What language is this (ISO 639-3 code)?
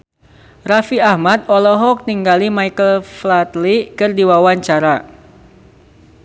sun